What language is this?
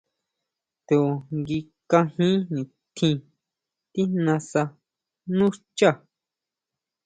Huautla Mazatec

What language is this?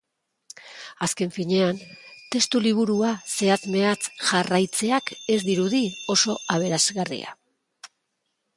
Basque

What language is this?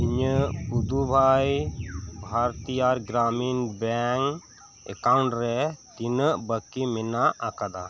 Santali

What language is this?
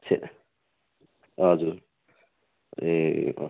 Nepali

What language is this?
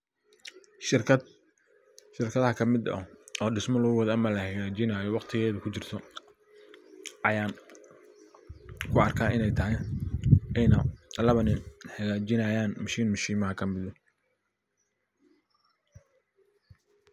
Somali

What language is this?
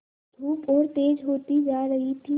Hindi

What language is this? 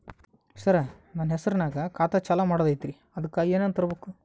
Kannada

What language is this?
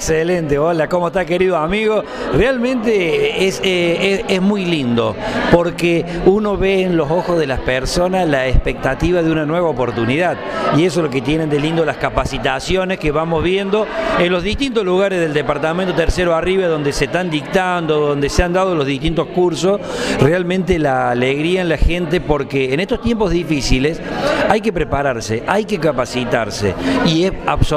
Spanish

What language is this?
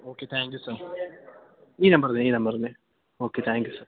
Malayalam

